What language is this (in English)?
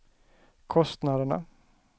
Swedish